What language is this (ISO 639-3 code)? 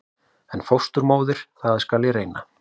isl